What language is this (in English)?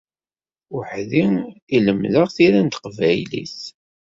Kabyle